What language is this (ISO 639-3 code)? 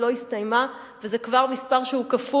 heb